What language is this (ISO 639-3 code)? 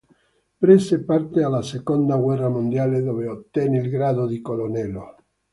ita